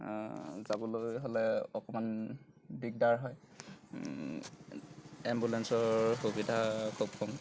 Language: Assamese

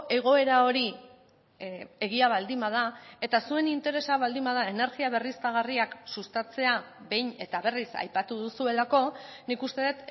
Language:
Basque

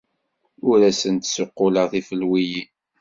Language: Kabyle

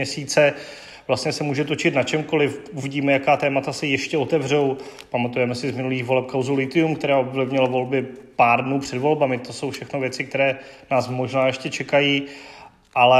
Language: Czech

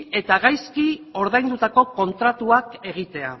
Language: Basque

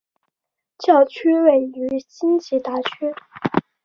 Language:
Chinese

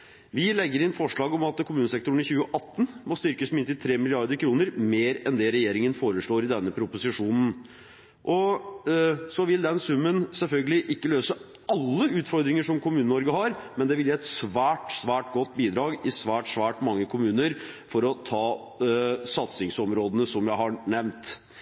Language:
Norwegian Bokmål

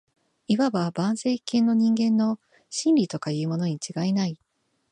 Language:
Japanese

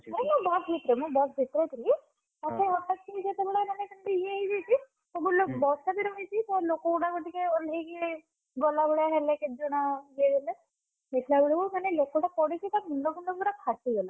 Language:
Odia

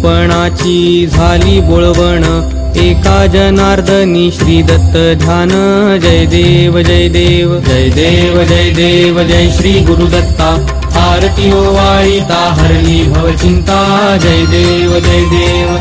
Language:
Marathi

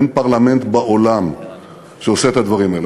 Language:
Hebrew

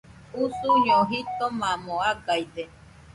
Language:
Nüpode Huitoto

